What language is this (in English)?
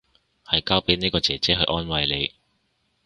Cantonese